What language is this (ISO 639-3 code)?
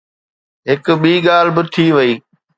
snd